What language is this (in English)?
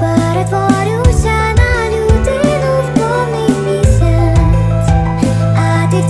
Ukrainian